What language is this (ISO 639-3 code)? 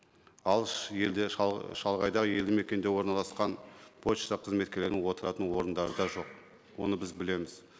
kaz